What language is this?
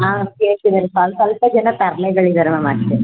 Kannada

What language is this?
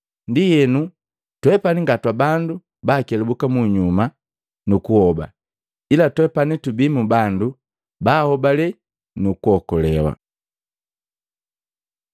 Matengo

